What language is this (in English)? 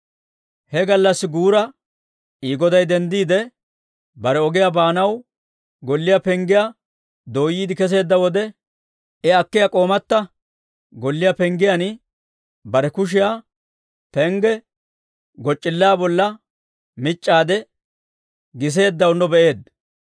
Dawro